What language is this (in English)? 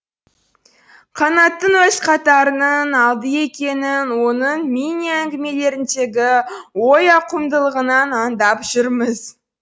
Kazakh